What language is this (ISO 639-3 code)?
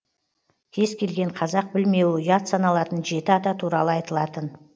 kaz